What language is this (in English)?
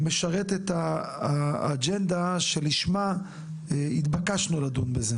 Hebrew